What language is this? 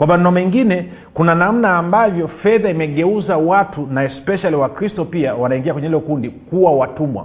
Swahili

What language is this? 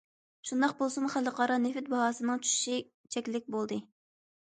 Uyghur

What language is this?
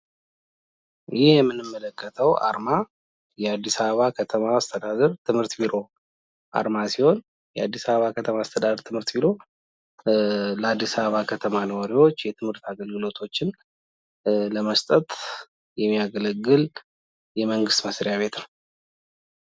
Amharic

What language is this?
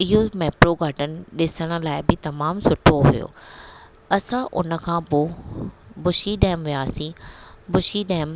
Sindhi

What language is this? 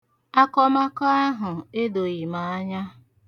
Igbo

